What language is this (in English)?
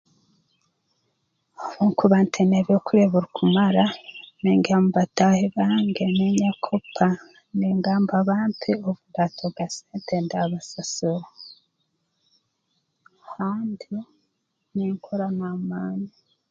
Tooro